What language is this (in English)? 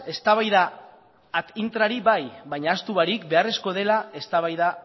Basque